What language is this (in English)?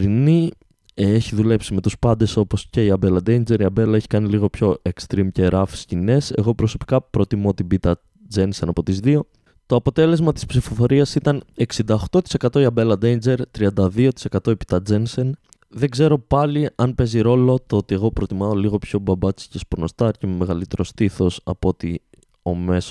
Greek